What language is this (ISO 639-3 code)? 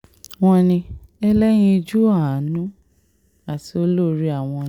yor